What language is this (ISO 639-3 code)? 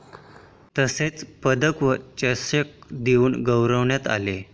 mar